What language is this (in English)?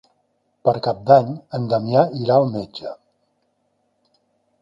Catalan